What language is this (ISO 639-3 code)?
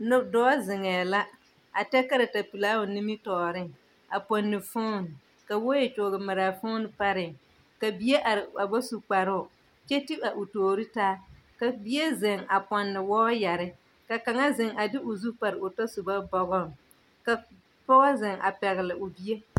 dga